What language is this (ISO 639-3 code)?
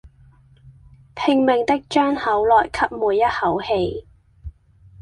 yue